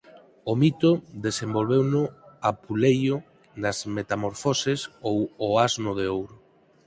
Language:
Galician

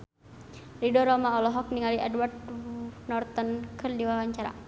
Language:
Sundanese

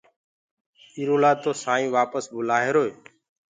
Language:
Gurgula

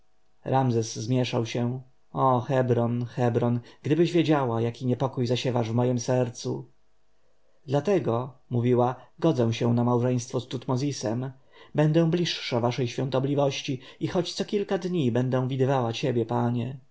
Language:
Polish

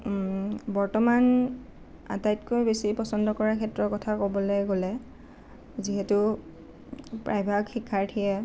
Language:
Assamese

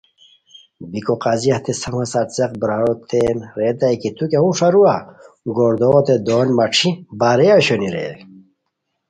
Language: Khowar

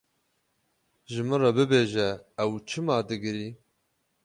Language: Kurdish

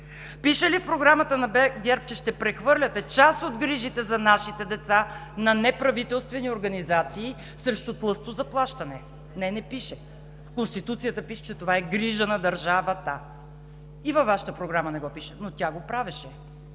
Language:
Bulgarian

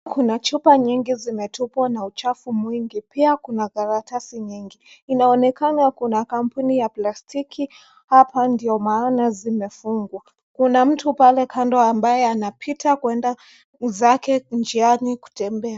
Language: Swahili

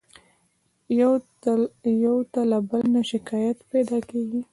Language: Pashto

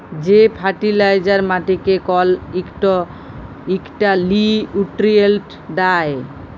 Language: Bangla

